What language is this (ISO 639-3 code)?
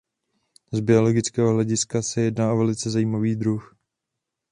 ces